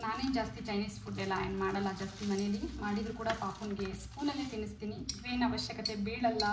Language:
Kannada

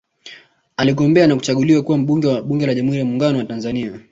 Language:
Swahili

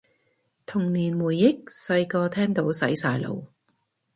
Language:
Cantonese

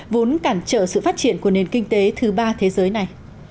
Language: Vietnamese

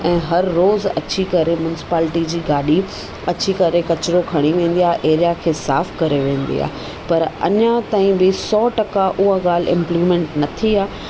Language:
Sindhi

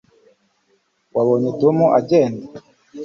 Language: Kinyarwanda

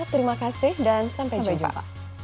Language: Indonesian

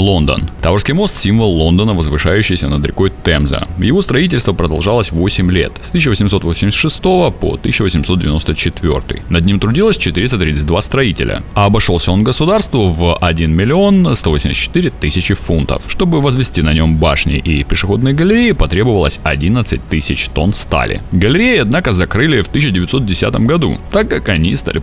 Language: Russian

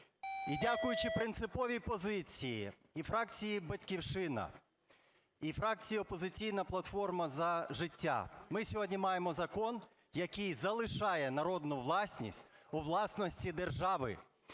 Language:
Ukrainian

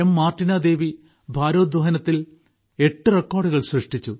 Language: Malayalam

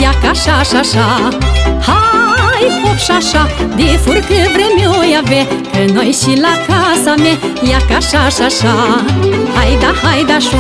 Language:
Romanian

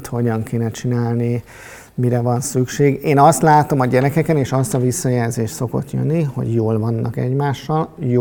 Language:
Hungarian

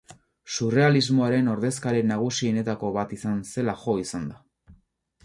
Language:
Basque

